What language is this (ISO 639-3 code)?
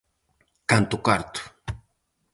glg